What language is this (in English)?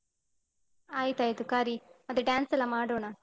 Kannada